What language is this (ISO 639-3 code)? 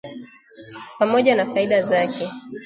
swa